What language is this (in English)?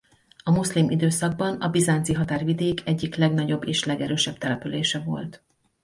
Hungarian